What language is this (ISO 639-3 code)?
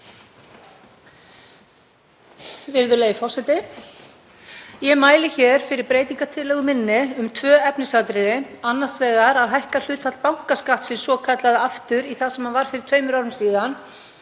isl